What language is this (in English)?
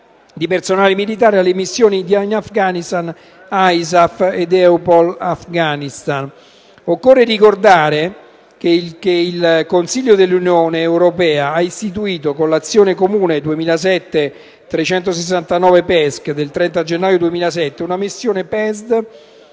Italian